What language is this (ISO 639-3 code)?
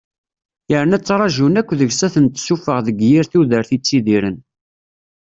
kab